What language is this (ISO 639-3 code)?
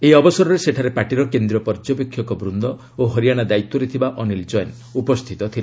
ori